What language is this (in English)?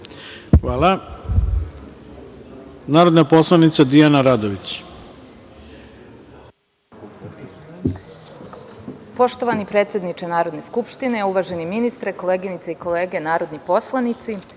Serbian